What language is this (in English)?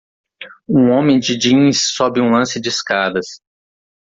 Portuguese